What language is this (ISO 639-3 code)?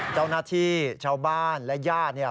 tha